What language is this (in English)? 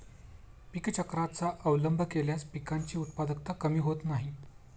Marathi